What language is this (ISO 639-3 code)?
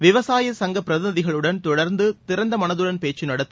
tam